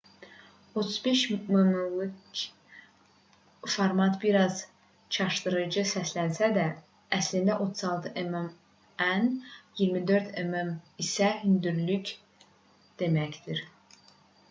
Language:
Azerbaijani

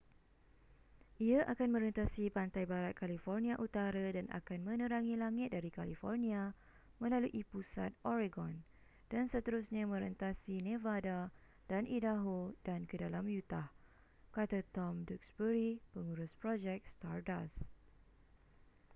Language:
Malay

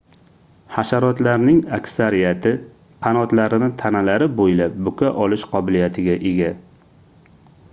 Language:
Uzbek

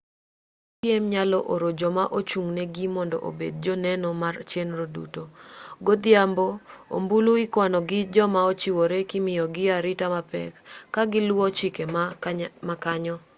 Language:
Luo (Kenya and Tanzania)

